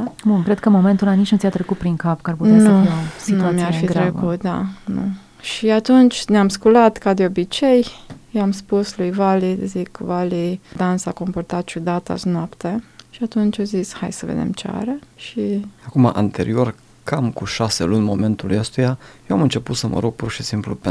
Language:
Romanian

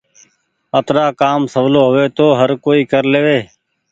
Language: Goaria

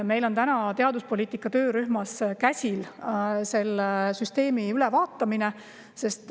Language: Estonian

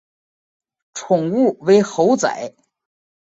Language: Chinese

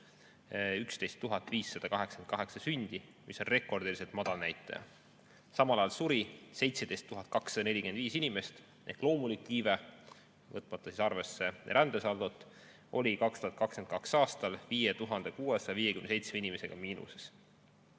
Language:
Estonian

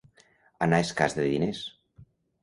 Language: Catalan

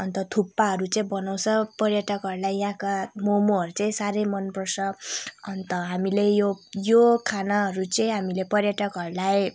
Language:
Nepali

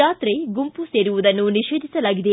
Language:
Kannada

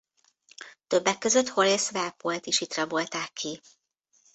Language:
Hungarian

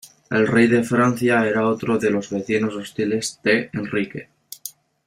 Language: Spanish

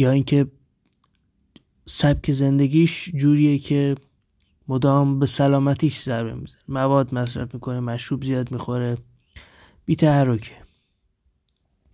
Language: Persian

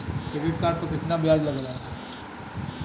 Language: Bhojpuri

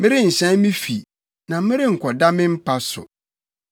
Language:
Akan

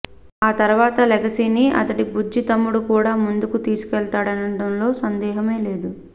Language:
Telugu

